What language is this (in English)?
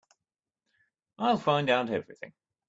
English